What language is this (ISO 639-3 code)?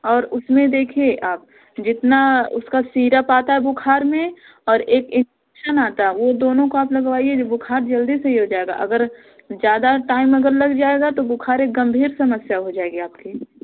hin